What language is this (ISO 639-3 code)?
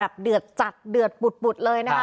tha